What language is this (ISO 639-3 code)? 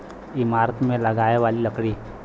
bho